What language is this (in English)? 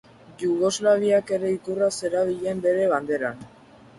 Basque